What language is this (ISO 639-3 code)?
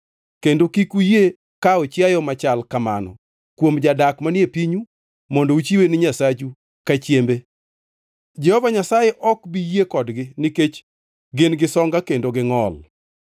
luo